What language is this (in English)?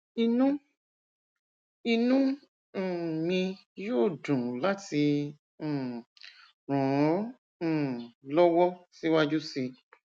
Yoruba